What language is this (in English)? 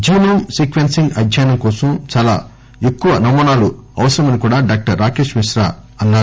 Telugu